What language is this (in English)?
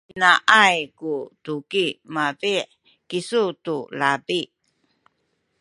Sakizaya